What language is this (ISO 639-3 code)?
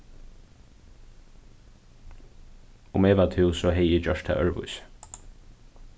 fao